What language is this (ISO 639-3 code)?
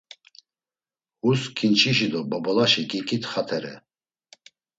lzz